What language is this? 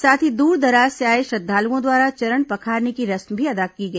Hindi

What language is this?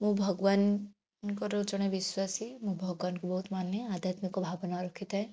Odia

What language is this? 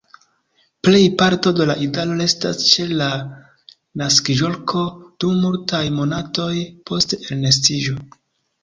Esperanto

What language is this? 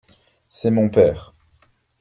French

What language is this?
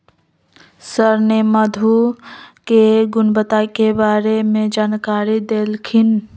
Magahi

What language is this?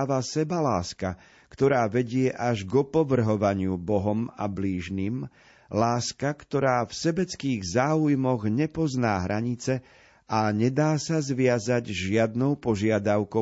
Slovak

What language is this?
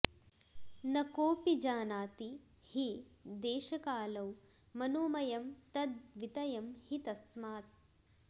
Sanskrit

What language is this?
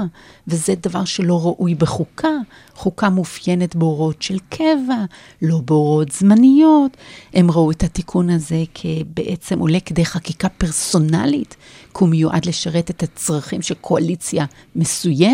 Hebrew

